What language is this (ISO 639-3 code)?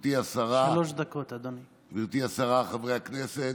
heb